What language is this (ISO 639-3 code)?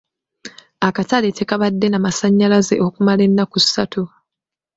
lug